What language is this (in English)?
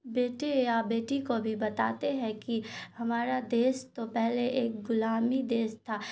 Urdu